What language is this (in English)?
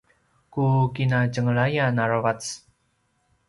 Paiwan